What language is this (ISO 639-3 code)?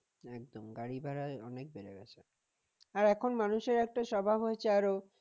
ben